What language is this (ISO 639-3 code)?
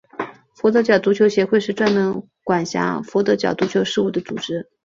zho